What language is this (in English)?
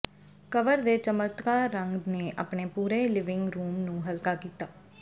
Punjabi